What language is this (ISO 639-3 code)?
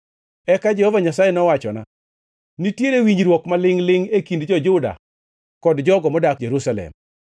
luo